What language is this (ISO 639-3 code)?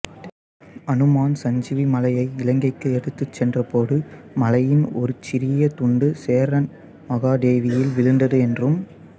tam